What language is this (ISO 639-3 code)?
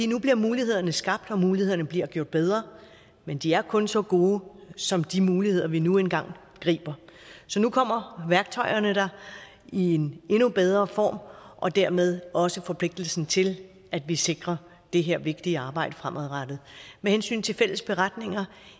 dan